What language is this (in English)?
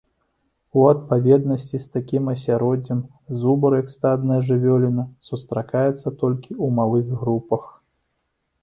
Belarusian